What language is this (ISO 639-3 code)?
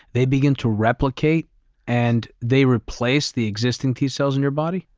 eng